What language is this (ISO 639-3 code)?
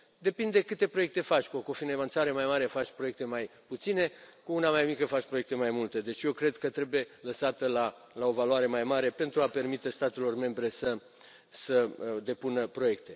ron